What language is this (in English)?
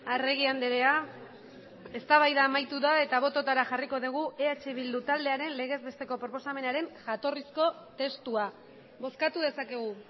Basque